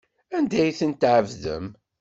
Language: Kabyle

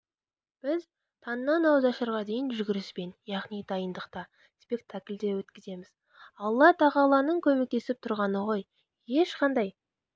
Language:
Kazakh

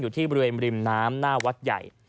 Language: Thai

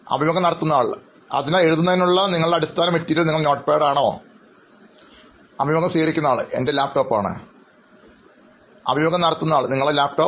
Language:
Malayalam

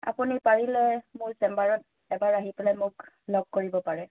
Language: Assamese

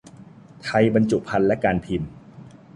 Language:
Thai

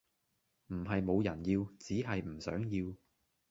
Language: Cantonese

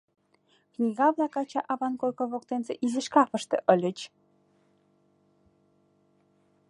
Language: Mari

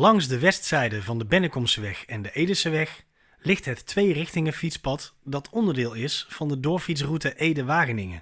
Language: Dutch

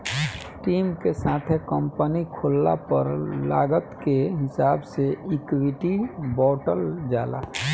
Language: Bhojpuri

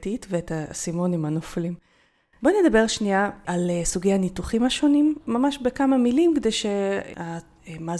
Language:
Hebrew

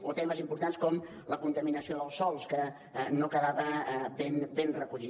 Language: Catalan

